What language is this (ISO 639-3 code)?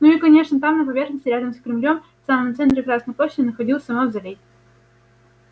rus